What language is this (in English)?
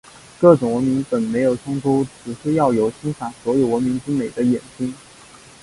Chinese